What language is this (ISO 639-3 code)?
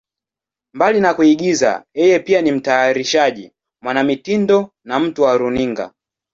swa